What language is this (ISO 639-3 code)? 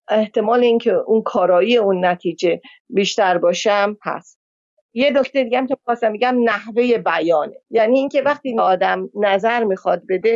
fas